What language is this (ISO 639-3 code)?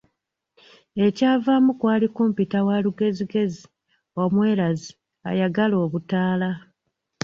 lug